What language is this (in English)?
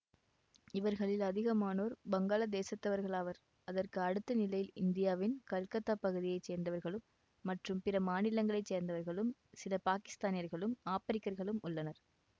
Tamil